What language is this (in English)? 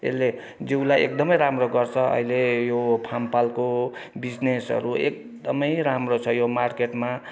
Nepali